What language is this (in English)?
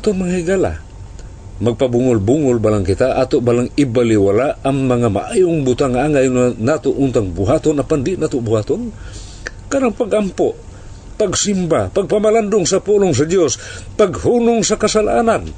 Filipino